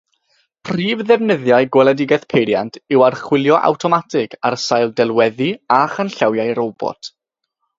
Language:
Welsh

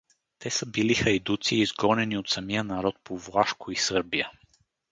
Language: Bulgarian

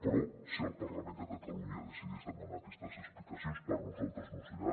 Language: Catalan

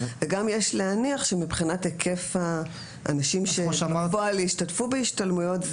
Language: Hebrew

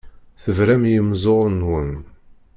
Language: Kabyle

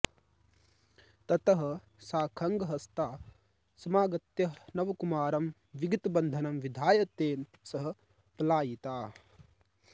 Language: Sanskrit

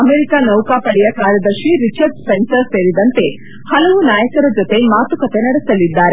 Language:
Kannada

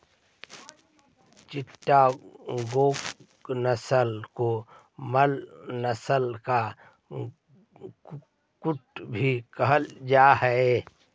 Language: Magahi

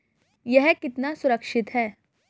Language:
Hindi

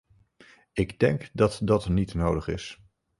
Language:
Dutch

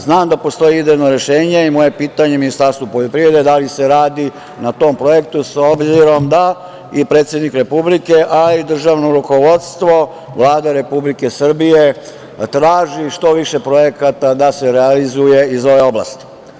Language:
Serbian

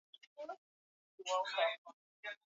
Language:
Swahili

